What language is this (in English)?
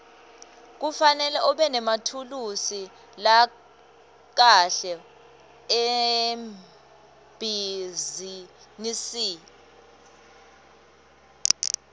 Swati